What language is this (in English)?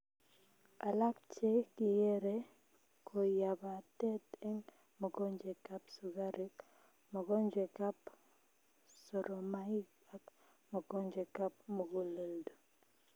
Kalenjin